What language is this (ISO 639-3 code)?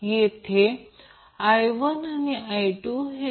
mar